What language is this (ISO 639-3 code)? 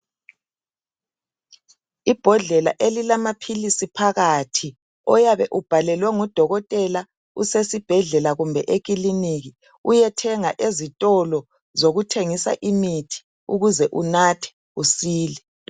nde